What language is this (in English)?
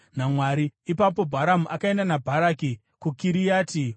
Shona